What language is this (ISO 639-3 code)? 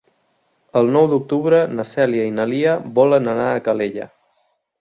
cat